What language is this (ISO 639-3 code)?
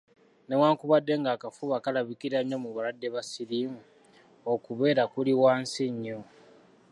lug